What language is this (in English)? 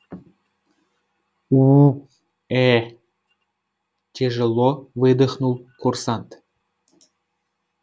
Russian